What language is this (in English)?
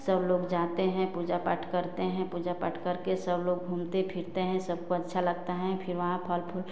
Hindi